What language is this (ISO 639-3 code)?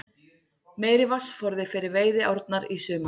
isl